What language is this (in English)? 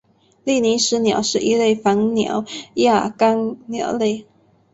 Chinese